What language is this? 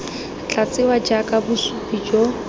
Tswana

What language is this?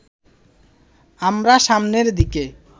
Bangla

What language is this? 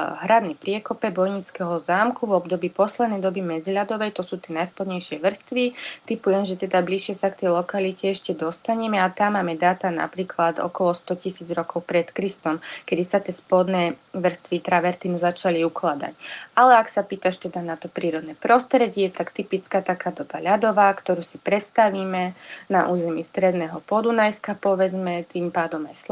Slovak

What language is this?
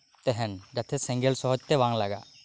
Santali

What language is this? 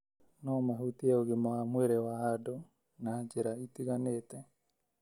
Kikuyu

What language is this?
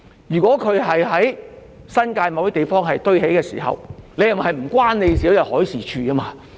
Cantonese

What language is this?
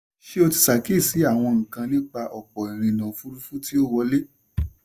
Yoruba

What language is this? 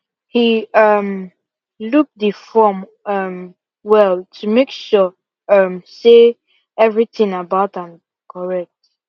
Nigerian Pidgin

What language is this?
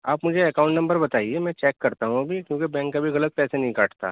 Urdu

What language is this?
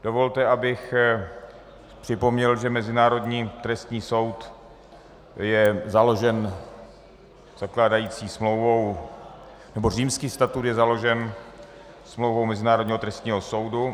Czech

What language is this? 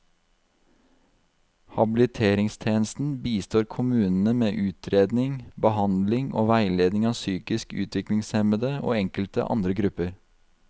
Norwegian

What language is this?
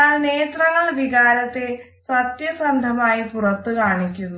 Malayalam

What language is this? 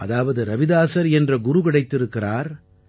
Tamil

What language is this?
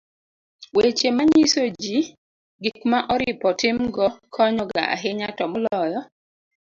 Luo (Kenya and Tanzania)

